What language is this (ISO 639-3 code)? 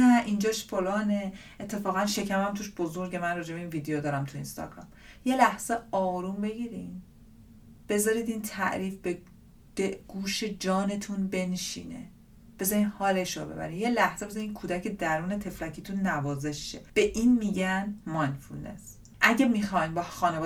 fas